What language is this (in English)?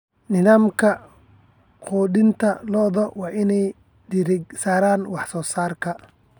Somali